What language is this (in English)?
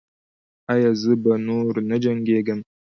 Pashto